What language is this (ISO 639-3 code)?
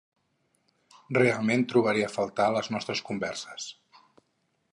cat